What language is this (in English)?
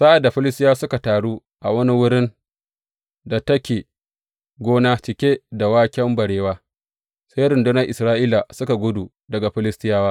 Hausa